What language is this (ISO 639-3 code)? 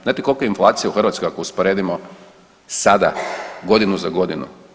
hrv